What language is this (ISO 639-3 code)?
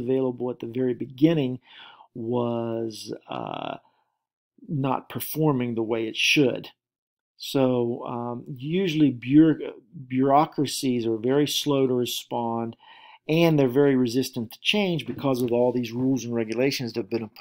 eng